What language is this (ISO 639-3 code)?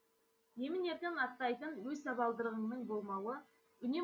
kaz